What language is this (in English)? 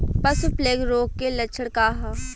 Bhojpuri